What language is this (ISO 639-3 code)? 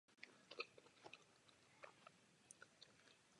ces